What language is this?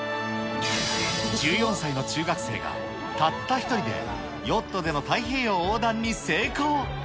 Japanese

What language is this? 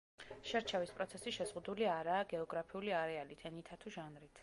Georgian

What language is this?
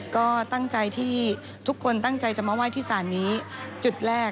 Thai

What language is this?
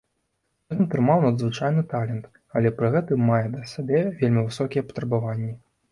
Belarusian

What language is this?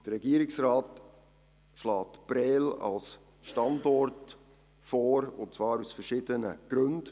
Swiss German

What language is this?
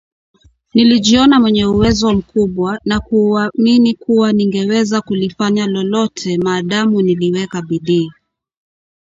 Swahili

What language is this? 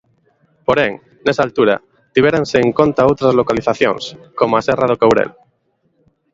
Galician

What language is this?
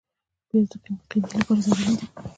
Pashto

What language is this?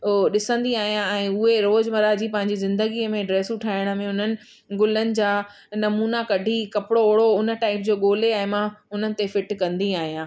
Sindhi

